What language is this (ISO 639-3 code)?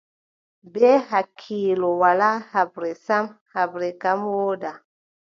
fub